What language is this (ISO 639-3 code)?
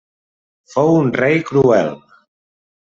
cat